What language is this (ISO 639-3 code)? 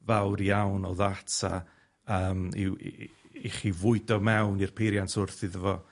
cym